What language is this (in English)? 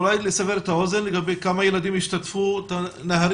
Hebrew